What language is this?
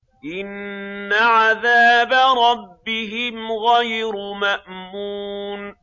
Arabic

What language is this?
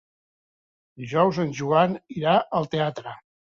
Catalan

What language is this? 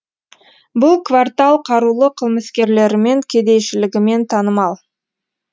Kazakh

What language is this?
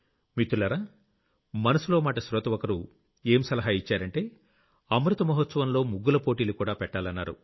Telugu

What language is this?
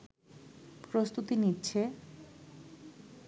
Bangla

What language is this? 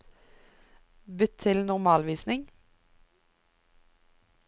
Norwegian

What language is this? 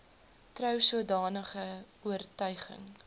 Afrikaans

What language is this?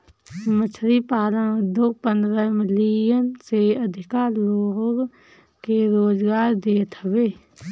Bhojpuri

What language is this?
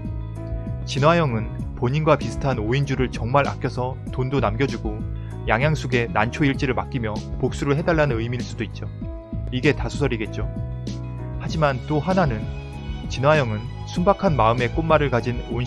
Korean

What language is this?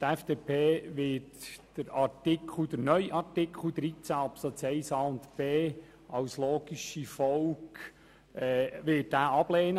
Swiss German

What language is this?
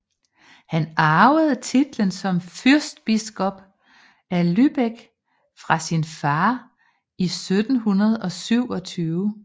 Danish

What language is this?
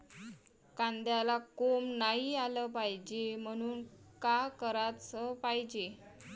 Marathi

